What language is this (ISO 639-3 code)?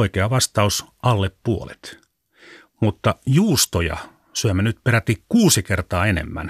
fin